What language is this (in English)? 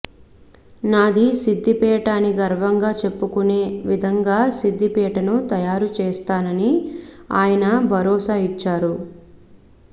Telugu